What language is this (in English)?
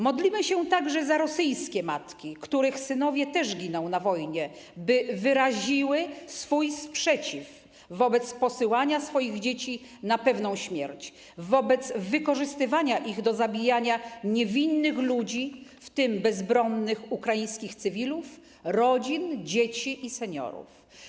Polish